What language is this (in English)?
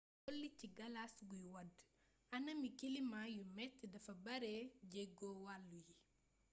Wolof